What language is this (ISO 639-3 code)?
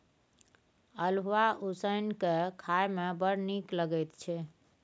mai